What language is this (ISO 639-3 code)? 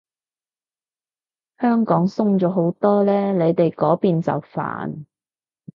yue